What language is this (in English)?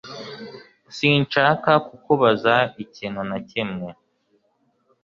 Kinyarwanda